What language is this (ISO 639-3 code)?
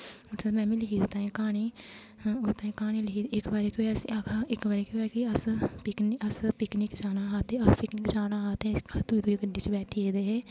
doi